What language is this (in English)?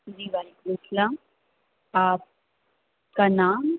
Urdu